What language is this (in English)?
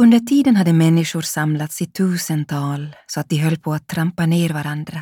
Swedish